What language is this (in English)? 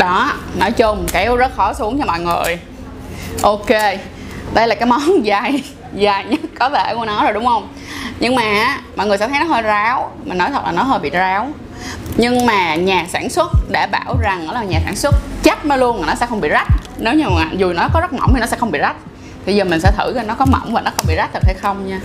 Vietnamese